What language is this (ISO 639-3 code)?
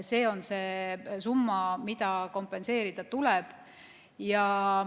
est